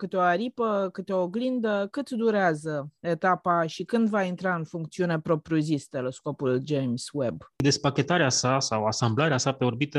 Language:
Romanian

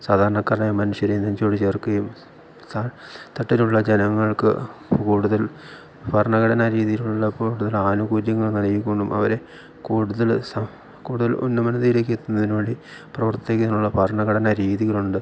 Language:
Malayalam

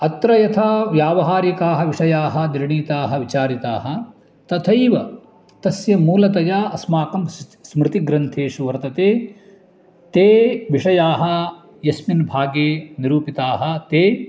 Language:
Sanskrit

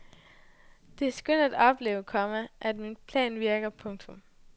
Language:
Danish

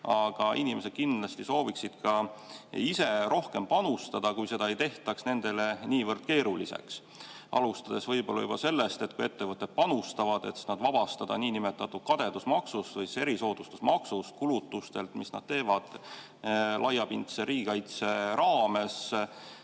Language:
Estonian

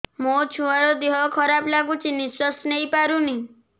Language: Odia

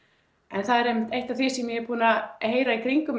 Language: Icelandic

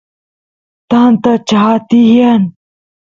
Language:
Santiago del Estero Quichua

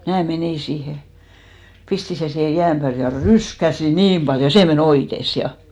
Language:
Finnish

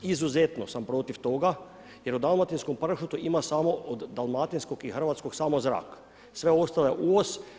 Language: Croatian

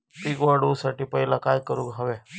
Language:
Marathi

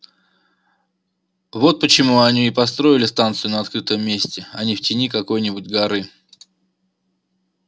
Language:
Russian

